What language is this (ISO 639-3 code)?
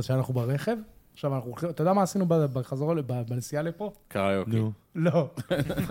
heb